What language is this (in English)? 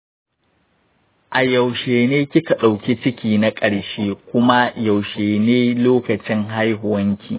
Hausa